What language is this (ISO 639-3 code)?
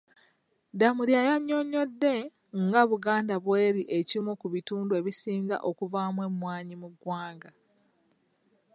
lug